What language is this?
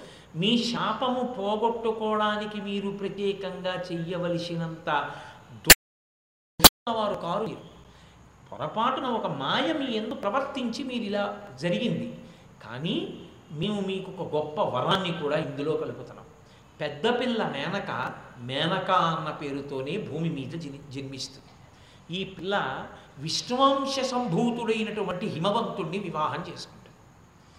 Telugu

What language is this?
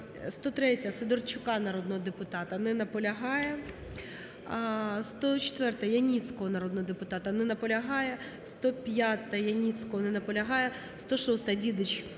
Ukrainian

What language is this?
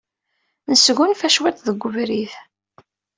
Kabyle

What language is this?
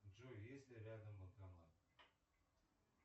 Russian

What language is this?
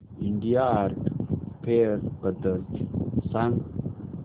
Marathi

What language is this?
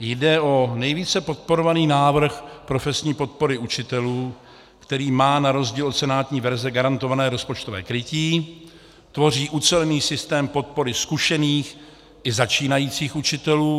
Czech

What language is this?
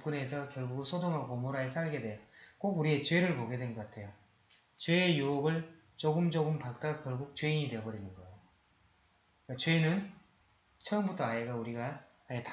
Korean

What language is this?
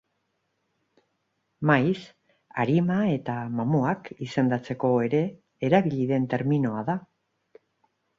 Basque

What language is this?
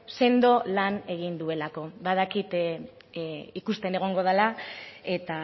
Basque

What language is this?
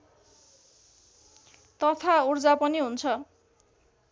Nepali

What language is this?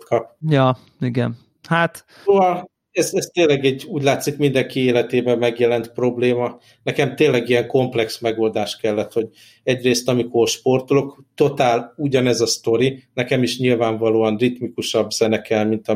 Hungarian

